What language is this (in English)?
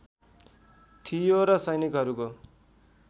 Nepali